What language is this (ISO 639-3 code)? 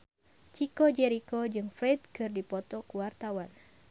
sun